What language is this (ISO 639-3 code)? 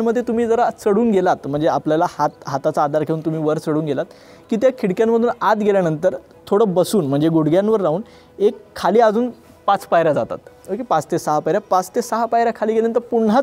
hin